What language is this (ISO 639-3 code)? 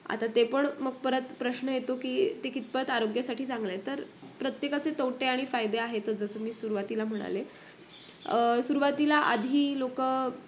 mar